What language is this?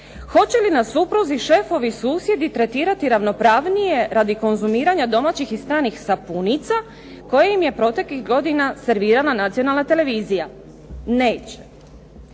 Croatian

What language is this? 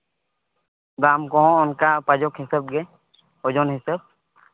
Santali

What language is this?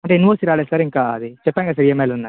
Telugu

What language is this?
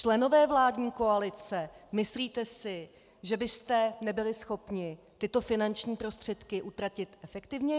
Czech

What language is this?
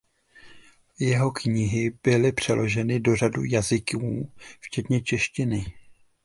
Czech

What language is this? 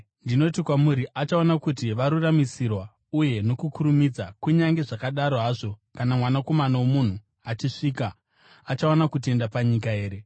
Shona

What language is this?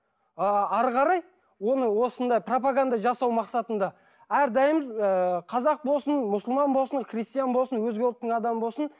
Kazakh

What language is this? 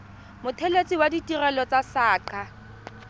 Tswana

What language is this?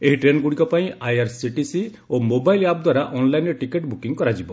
Odia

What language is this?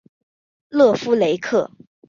Chinese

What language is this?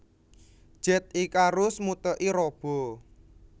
Javanese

